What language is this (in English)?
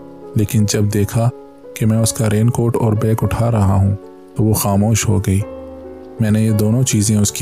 Urdu